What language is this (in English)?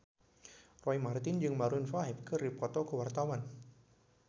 Sundanese